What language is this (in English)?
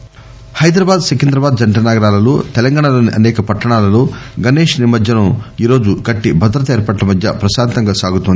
Telugu